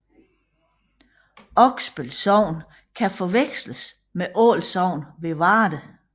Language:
Danish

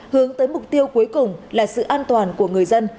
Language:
Vietnamese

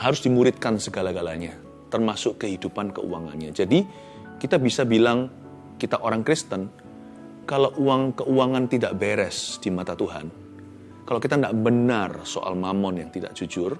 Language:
Indonesian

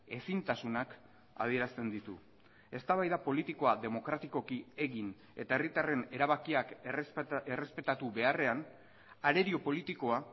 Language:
Basque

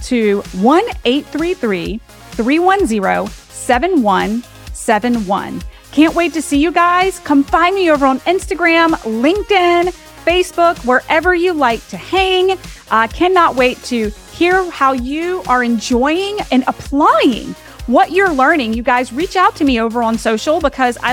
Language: English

